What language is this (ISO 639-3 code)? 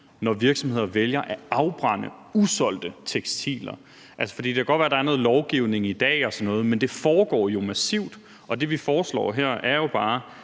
dan